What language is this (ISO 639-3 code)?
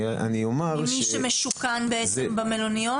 heb